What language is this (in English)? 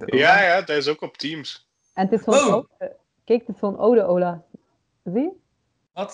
Dutch